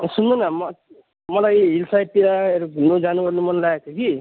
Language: Nepali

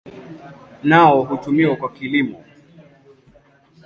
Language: Swahili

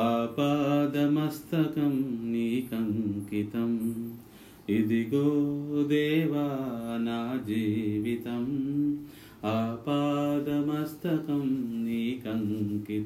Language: Telugu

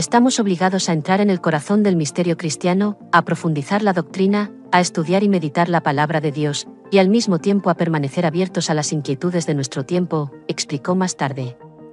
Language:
Spanish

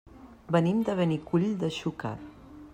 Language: Catalan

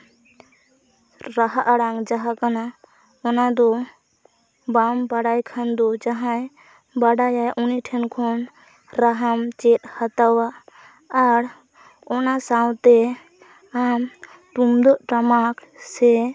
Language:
Santali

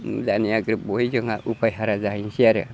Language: Bodo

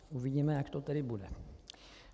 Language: Czech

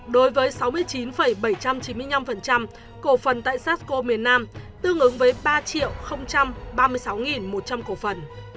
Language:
Vietnamese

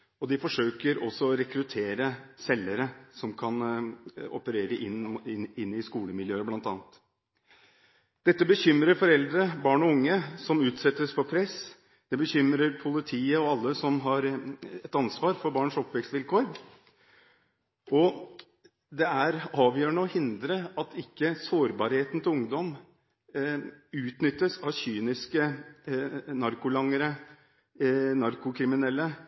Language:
Norwegian Bokmål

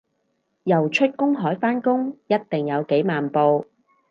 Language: Cantonese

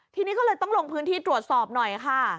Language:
Thai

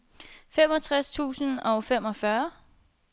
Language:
Danish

